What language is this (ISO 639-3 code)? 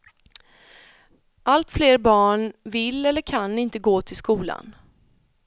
swe